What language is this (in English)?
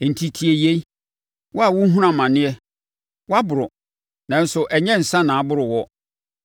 Akan